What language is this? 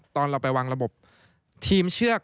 Thai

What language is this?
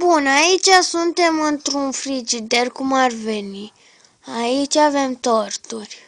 Romanian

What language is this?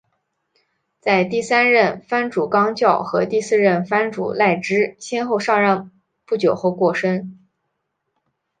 Chinese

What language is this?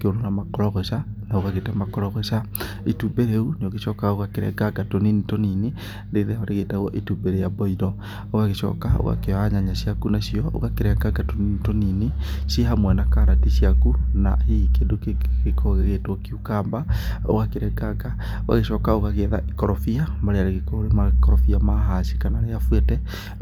Kikuyu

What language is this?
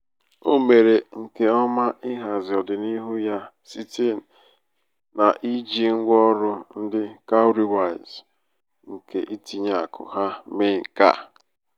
Igbo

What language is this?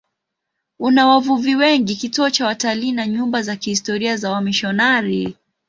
Swahili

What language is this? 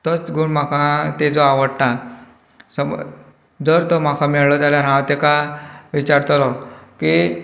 Konkani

